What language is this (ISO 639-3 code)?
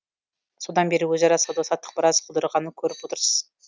kaz